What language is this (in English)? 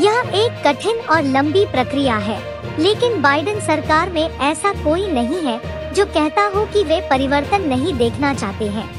Hindi